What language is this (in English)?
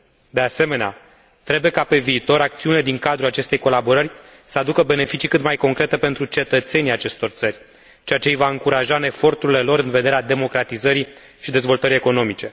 Romanian